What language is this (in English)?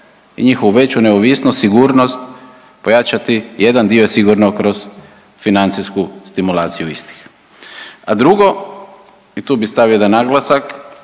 Croatian